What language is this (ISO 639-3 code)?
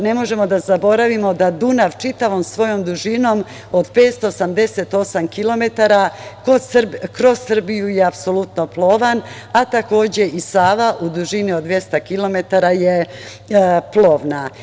srp